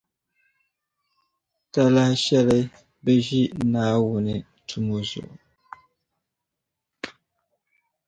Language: Dagbani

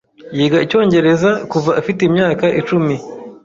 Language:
Kinyarwanda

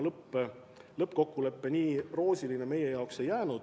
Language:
Estonian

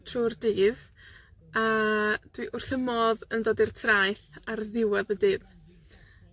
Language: Welsh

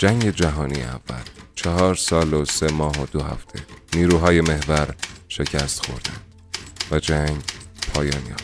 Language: Persian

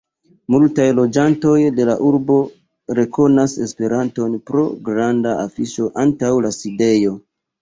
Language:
Esperanto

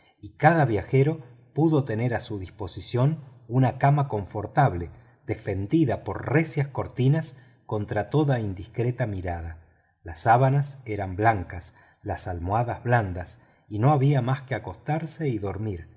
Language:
Spanish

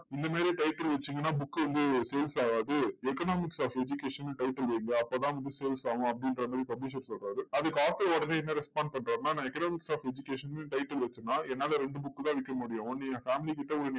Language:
Tamil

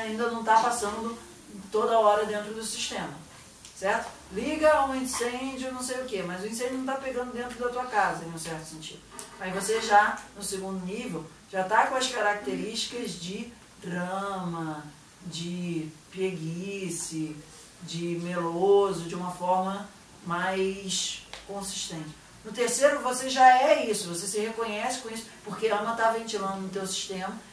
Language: Portuguese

